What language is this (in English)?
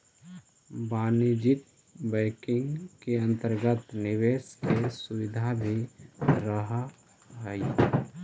Magahi